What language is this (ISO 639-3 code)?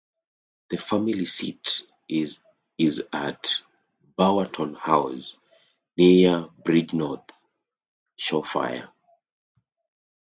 eng